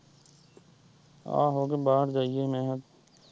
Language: Punjabi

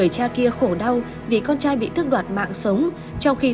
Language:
Vietnamese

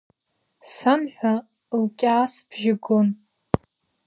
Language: Abkhazian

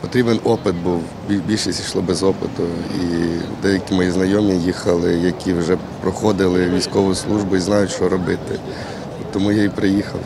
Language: Ukrainian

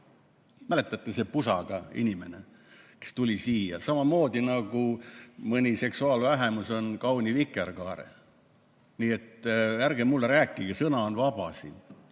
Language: Estonian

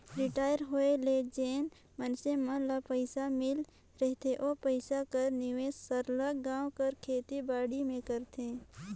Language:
Chhattisgarhi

